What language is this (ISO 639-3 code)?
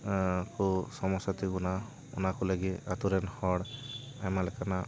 sat